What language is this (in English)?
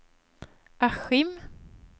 Swedish